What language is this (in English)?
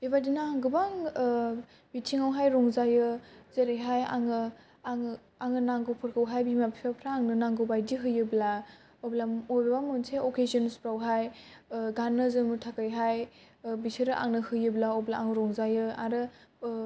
Bodo